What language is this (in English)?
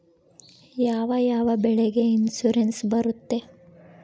Kannada